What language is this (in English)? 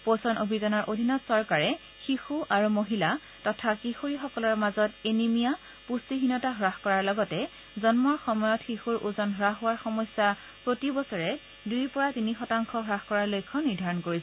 Assamese